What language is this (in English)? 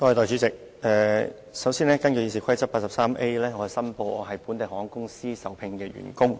Cantonese